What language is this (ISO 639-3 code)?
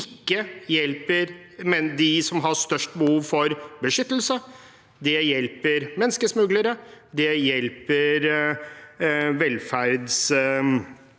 nor